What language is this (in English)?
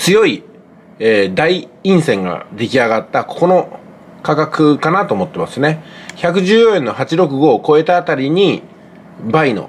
Japanese